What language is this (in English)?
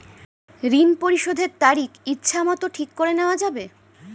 Bangla